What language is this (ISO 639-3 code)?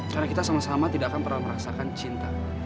ind